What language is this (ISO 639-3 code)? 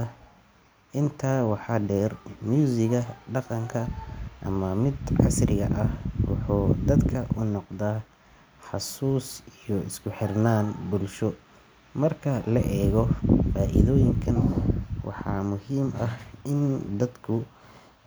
som